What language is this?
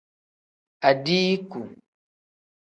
Tem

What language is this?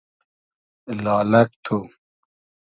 Hazaragi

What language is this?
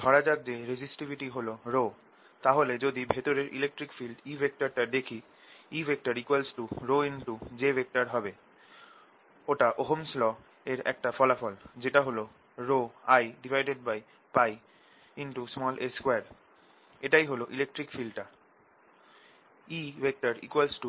Bangla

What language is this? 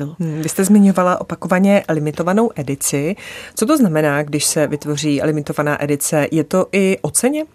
Czech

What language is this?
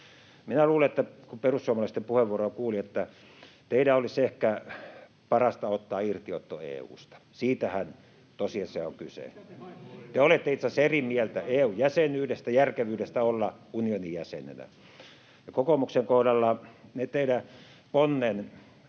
Finnish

